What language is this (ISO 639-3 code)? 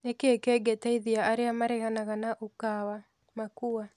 kik